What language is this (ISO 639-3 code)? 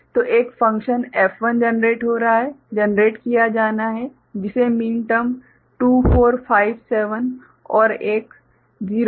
hin